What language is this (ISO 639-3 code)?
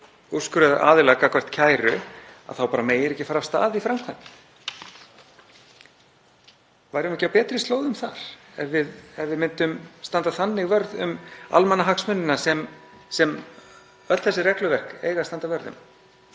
isl